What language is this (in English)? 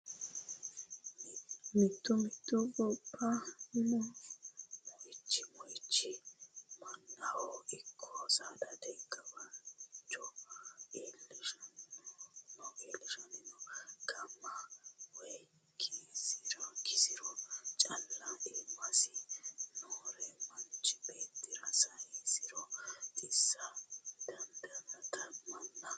Sidamo